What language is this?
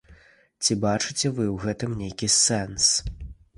Belarusian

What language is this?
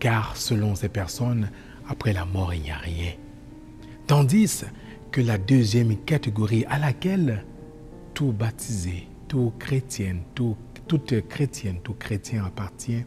French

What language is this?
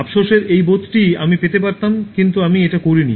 Bangla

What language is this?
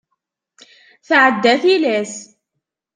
Kabyle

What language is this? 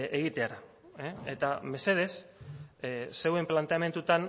Basque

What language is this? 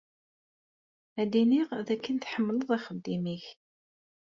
Kabyle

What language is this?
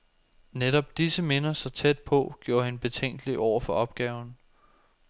Danish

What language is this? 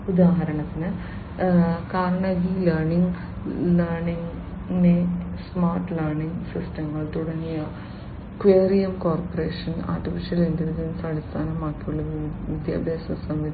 Malayalam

